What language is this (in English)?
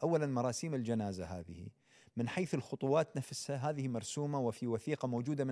Arabic